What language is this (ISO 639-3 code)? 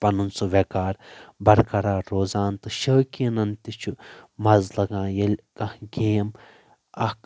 kas